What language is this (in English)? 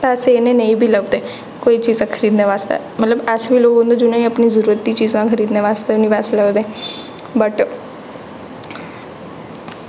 Dogri